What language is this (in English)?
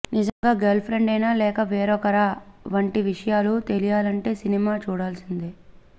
Telugu